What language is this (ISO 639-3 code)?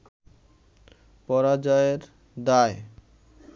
ben